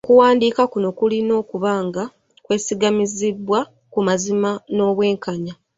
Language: Ganda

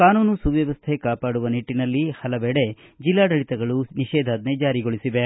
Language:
Kannada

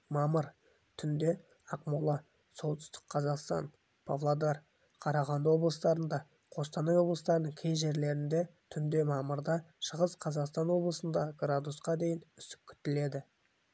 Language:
Kazakh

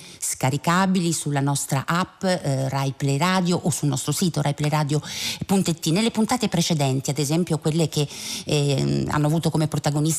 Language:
Italian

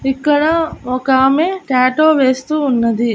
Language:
Telugu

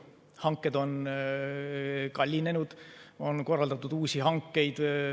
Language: Estonian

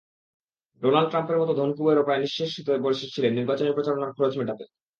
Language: Bangla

